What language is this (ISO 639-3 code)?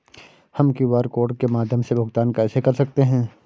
hin